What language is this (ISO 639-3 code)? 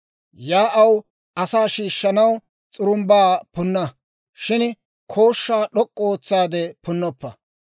dwr